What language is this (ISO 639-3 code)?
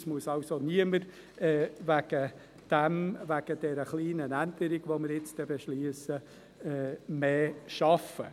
gsw